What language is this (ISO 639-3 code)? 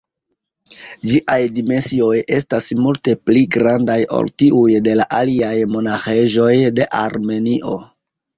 epo